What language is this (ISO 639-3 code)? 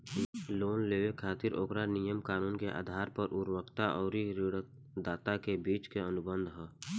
bho